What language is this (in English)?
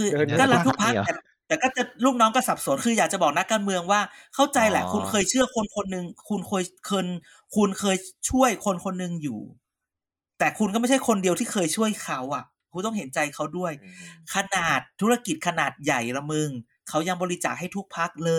Thai